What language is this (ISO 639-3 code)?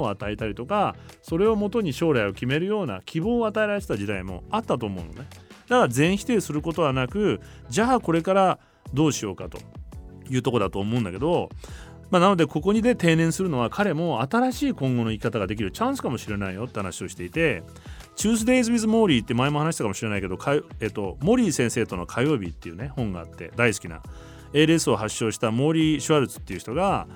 jpn